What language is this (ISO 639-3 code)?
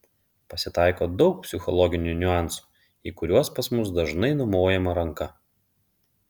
lit